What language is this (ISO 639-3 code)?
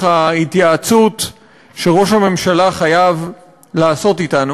heb